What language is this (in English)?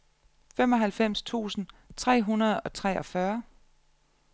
Danish